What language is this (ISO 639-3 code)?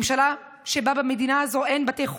heb